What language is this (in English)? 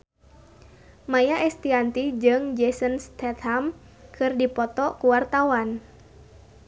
Sundanese